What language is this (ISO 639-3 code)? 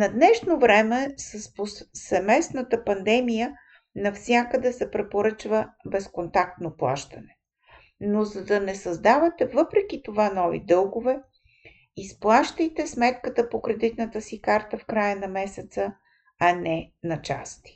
bul